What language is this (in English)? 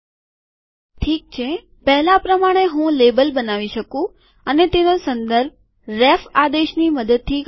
Gujarati